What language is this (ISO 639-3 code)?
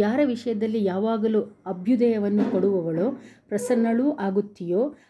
kan